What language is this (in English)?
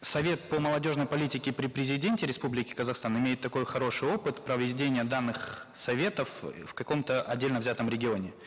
Kazakh